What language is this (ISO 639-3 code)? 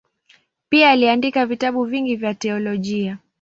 swa